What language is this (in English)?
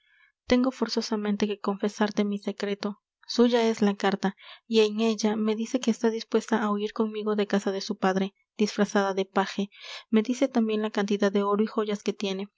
Spanish